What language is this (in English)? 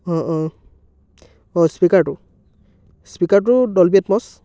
Assamese